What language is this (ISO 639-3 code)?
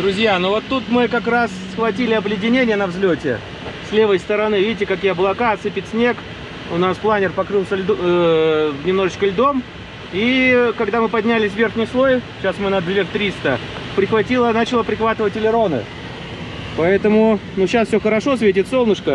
rus